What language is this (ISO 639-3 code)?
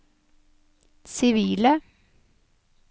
nor